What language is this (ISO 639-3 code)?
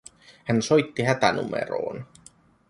fin